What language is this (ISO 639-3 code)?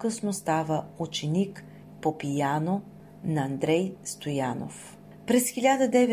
bul